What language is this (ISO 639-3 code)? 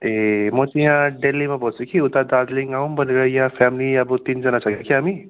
nep